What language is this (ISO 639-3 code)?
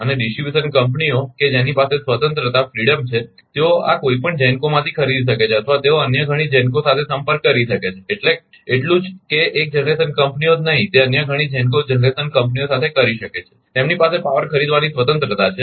guj